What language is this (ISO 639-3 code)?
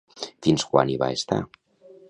cat